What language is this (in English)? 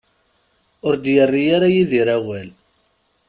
Kabyle